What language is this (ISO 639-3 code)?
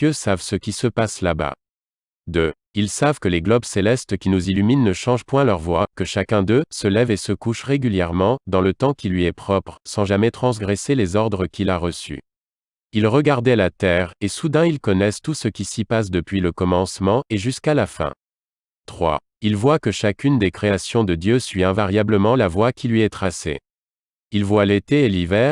fra